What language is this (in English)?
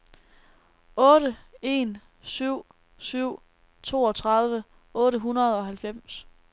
Danish